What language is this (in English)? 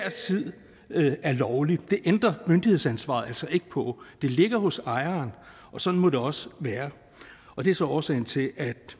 Danish